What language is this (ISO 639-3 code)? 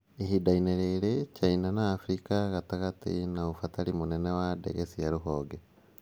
kik